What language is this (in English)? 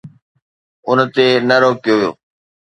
Sindhi